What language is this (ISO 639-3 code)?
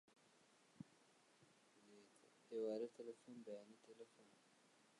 ckb